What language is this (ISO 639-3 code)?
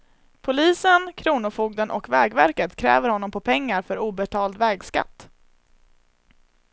swe